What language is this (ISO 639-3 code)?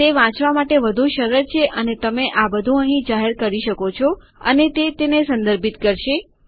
guj